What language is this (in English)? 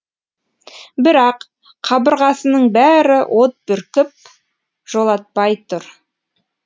Kazakh